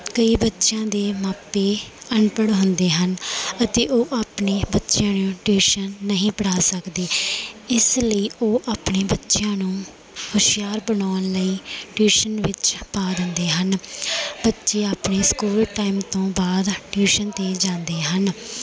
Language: Punjabi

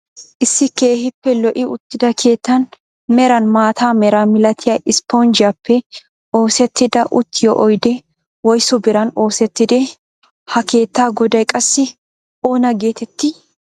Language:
Wolaytta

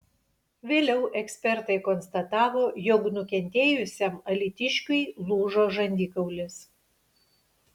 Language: Lithuanian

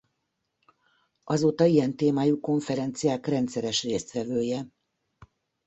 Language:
Hungarian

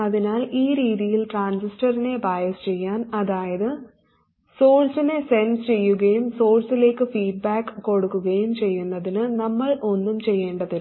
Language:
Malayalam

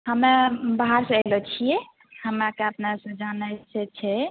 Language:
Maithili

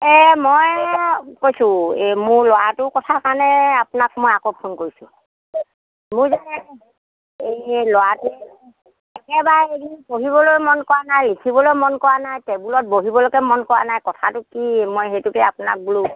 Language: Assamese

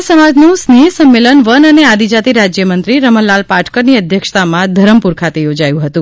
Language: Gujarati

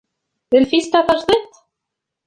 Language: Kabyle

